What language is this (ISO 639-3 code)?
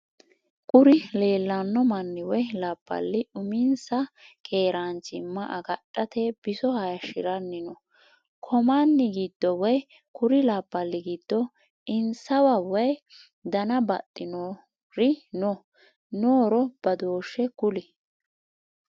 sid